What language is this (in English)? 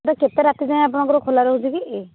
Odia